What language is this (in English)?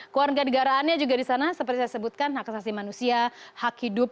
Indonesian